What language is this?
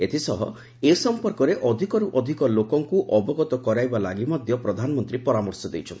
Odia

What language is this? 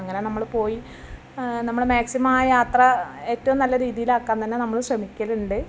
Malayalam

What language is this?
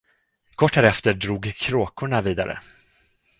Swedish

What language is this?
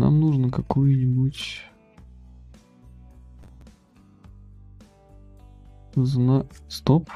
Russian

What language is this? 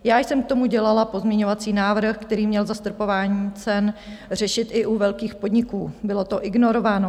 Czech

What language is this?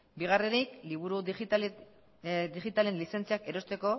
Basque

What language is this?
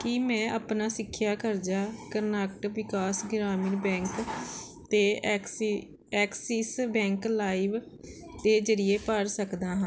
Punjabi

